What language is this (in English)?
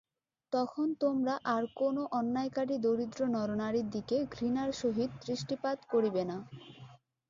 Bangla